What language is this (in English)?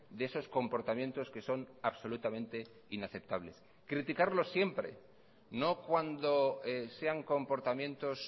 Spanish